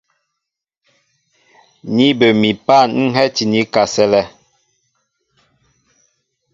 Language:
Mbo (Cameroon)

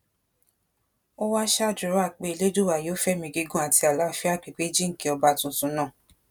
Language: Yoruba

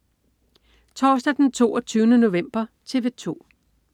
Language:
Danish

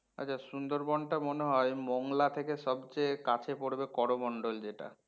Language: Bangla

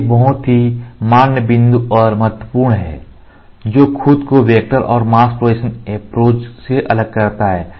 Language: Hindi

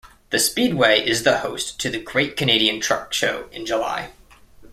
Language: English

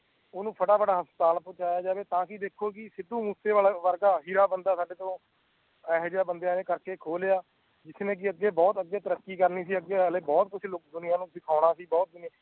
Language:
Punjabi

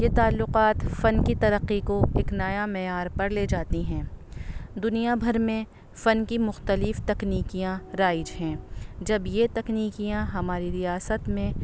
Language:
Urdu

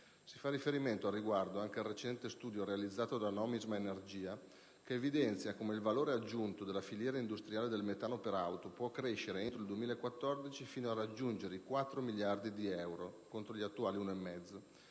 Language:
Italian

